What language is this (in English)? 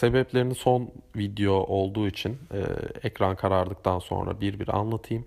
Turkish